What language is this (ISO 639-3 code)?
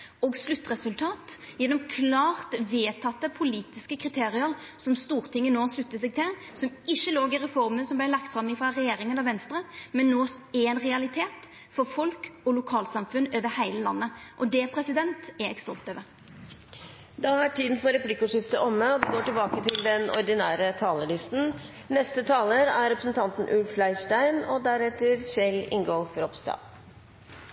nor